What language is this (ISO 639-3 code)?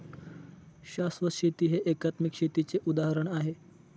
mar